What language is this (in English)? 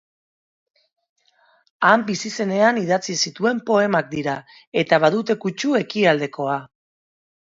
Basque